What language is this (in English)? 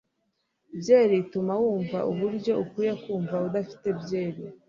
Kinyarwanda